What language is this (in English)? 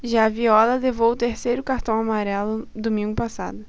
Portuguese